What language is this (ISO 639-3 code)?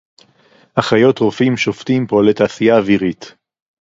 heb